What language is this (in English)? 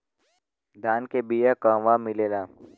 Bhojpuri